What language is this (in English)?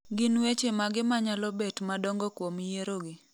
Luo (Kenya and Tanzania)